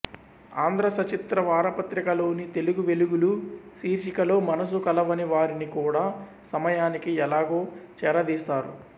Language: Telugu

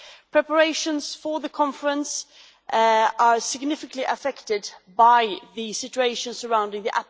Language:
English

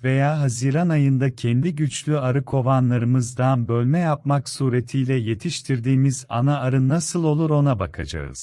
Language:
Turkish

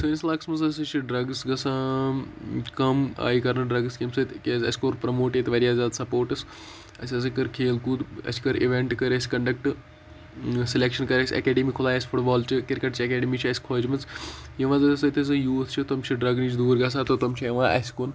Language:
Kashmiri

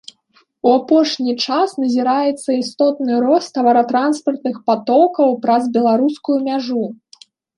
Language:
Belarusian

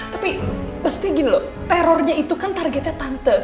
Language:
Indonesian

